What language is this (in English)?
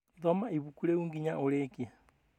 Kikuyu